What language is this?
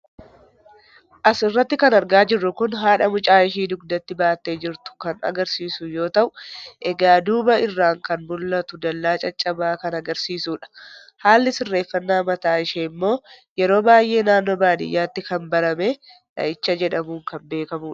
Oromo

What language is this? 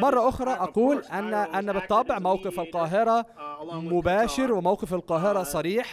Arabic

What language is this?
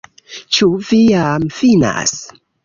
Esperanto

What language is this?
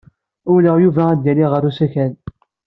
Kabyle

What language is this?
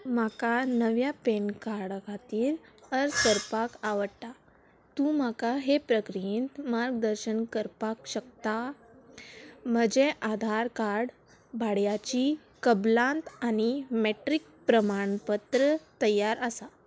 Konkani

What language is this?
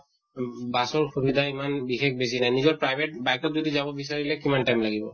Assamese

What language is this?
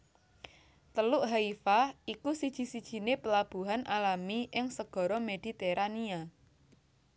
Javanese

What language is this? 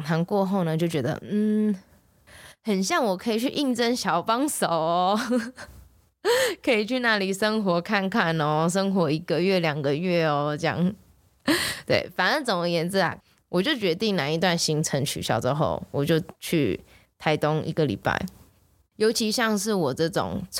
Chinese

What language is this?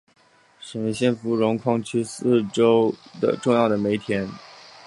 Chinese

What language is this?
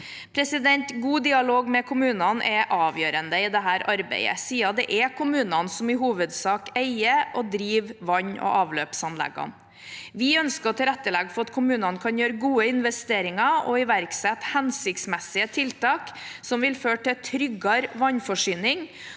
Norwegian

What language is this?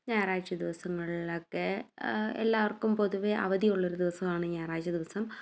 Malayalam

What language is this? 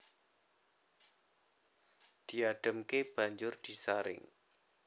Javanese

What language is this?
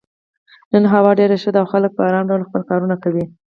Pashto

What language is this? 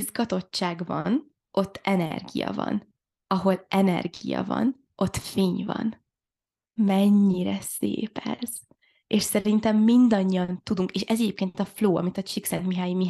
Hungarian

